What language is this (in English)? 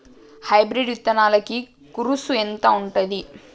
Telugu